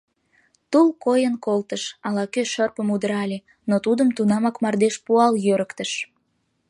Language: Mari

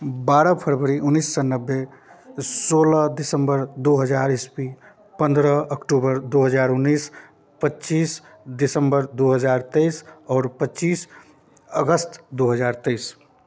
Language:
Maithili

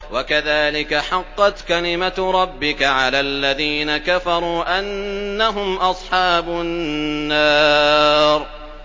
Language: Arabic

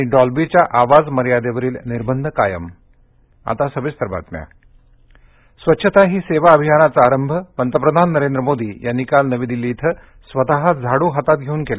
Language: Marathi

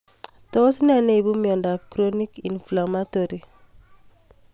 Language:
Kalenjin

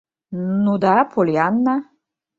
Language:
Mari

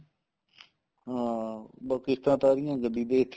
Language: Punjabi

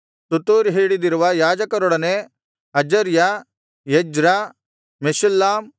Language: Kannada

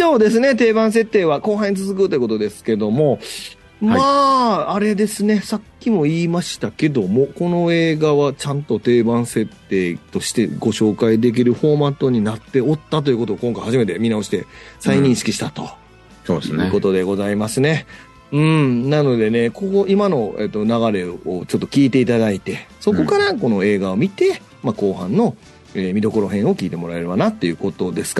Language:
Japanese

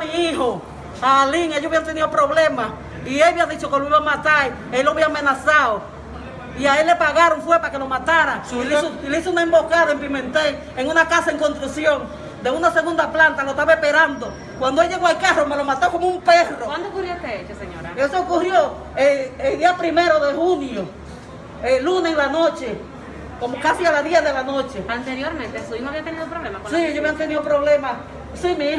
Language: Spanish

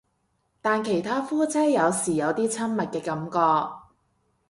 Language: Cantonese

